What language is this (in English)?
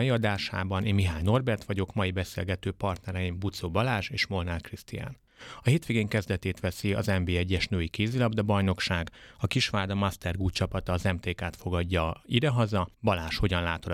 Hungarian